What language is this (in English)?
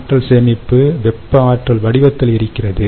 Tamil